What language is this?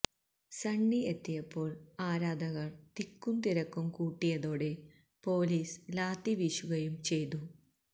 Malayalam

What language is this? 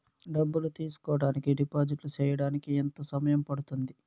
Telugu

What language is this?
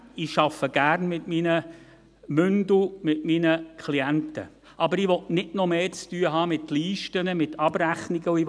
Swiss German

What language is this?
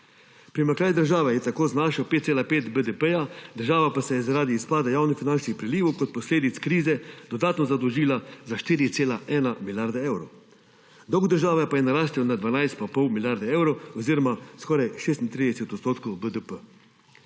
Slovenian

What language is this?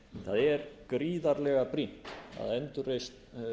Icelandic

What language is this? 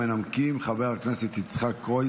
Hebrew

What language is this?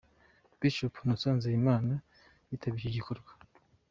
Kinyarwanda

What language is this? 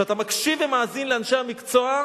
Hebrew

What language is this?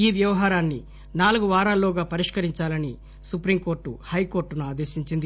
Telugu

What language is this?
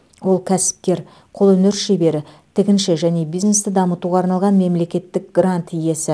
Kazakh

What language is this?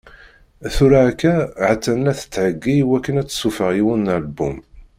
Kabyle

